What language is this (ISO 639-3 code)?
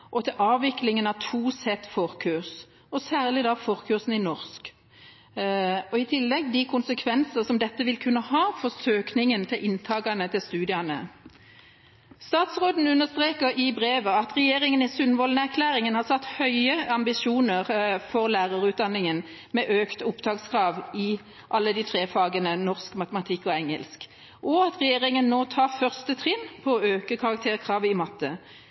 nob